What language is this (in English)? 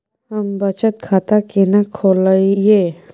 Maithili